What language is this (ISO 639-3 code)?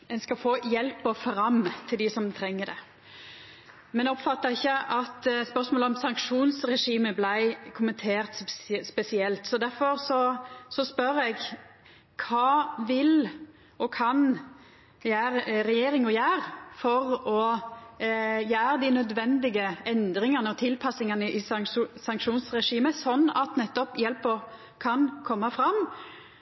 nno